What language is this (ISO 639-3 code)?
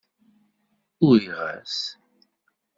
kab